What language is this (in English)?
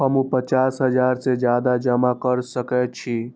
Maithili